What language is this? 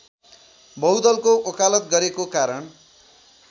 Nepali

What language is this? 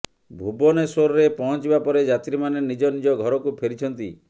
Odia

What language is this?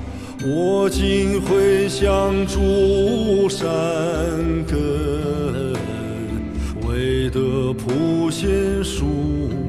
Chinese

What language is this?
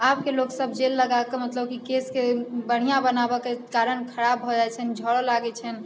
Maithili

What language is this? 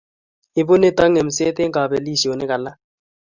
Kalenjin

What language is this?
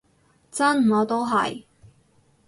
Cantonese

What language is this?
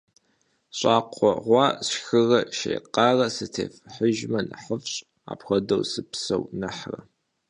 Kabardian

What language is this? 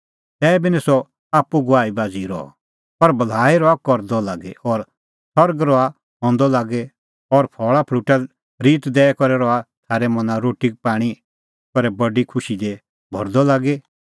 Kullu Pahari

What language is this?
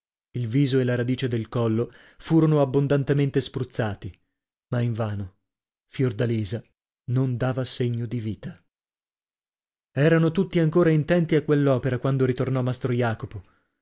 Italian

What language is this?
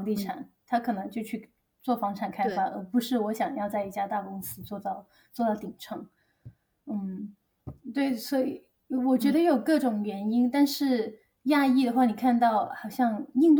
Chinese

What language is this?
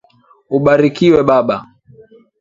Swahili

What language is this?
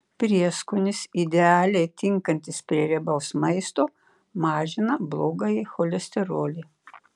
Lithuanian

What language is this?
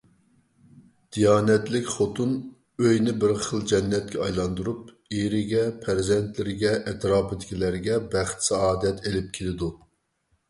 Uyghur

